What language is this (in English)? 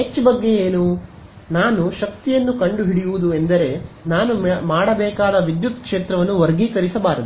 Kannada